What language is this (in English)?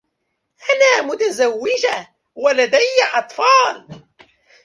Arabic